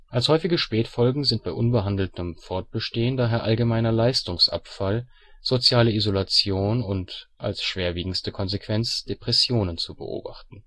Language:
German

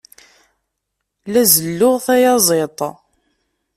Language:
Kabyle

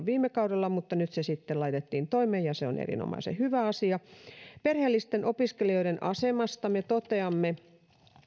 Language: Finnish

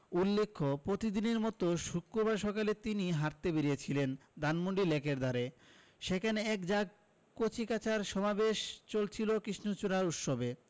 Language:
Bangla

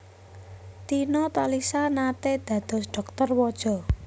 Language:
Javanese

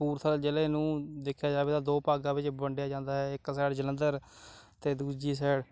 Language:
Punjabi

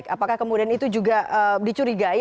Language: Indonesian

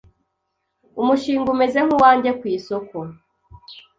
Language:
Kinyarwanda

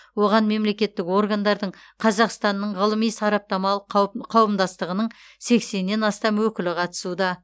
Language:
Kazakh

